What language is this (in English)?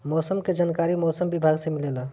Bhojpuri